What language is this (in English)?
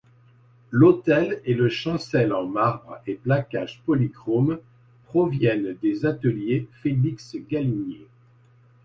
French